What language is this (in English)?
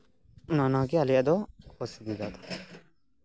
Santali